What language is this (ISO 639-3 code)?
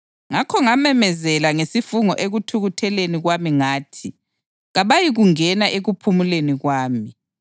nde